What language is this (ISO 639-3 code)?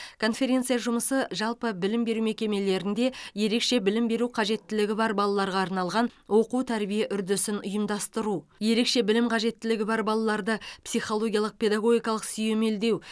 kaz